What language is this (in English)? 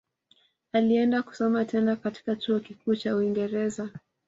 Swahili